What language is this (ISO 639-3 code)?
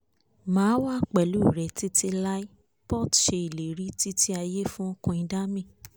yor